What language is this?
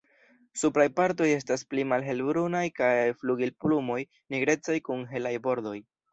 Esperanto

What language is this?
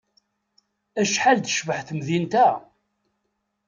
Kabyle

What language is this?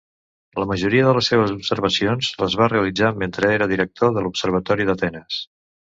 Catalan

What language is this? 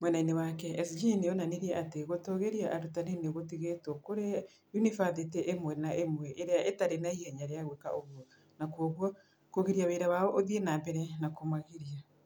Kikuyu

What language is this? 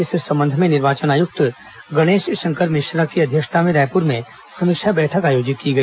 Hindi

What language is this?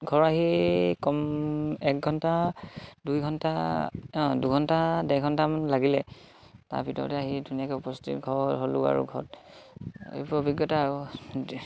Assamese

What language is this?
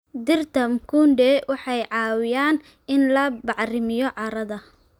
Somali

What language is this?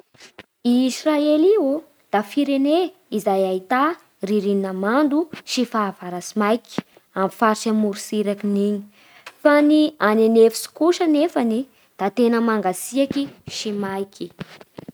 Bara Malagasy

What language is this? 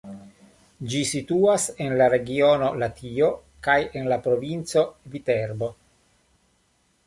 Esperanto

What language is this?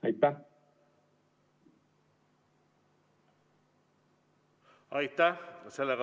Estonian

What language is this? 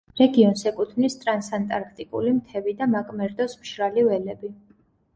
Georgian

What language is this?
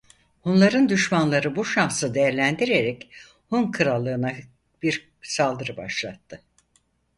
Turkish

